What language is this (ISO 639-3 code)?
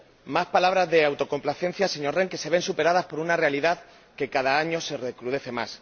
spa